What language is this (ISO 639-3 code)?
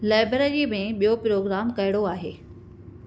snd